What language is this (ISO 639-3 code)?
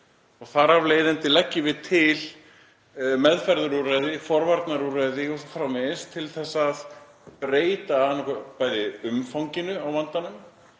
isl